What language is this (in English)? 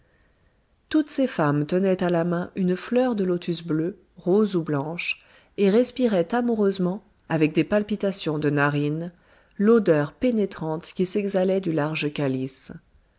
French